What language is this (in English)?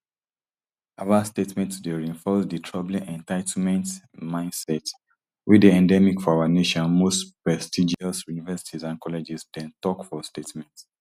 Nigerian Pidgin